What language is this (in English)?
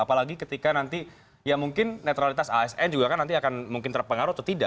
Indonesian